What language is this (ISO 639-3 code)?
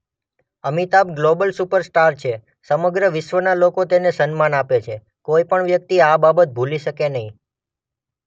guj